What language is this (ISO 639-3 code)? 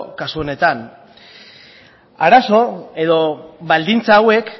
eus